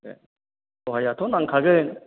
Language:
Bodo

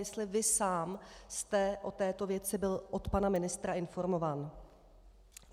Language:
Czech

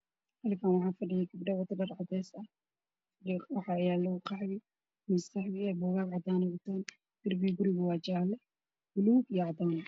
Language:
Somali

